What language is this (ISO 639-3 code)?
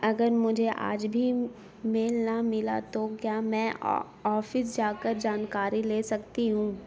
urd